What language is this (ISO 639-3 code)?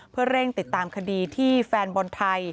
tha